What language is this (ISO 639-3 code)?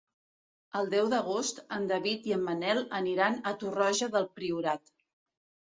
cat